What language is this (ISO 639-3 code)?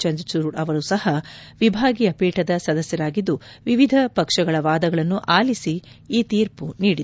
kan